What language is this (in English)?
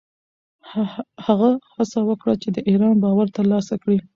Pashto